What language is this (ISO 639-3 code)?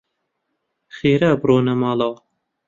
ckb